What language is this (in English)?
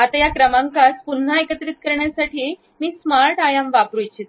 Marathi